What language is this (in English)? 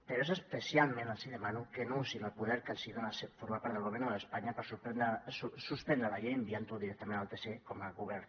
Catalan